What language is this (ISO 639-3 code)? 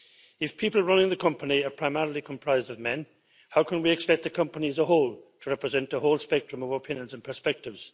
eng